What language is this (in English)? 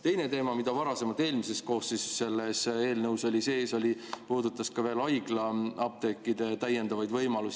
Estonian